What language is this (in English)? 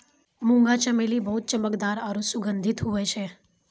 Maithili